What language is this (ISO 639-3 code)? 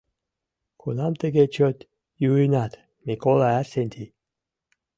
chm